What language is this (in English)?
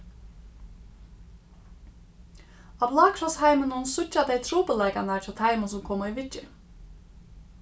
Faroese